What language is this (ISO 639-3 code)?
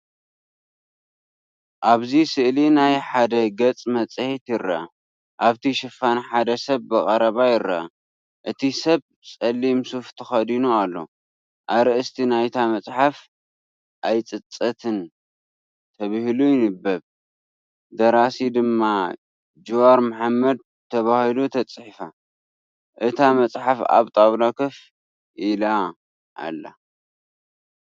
tir